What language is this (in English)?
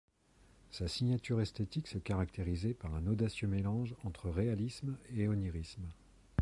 French